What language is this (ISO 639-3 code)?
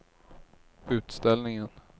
swe